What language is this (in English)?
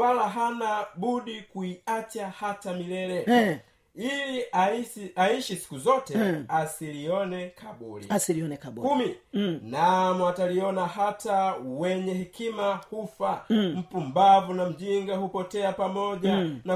Swahili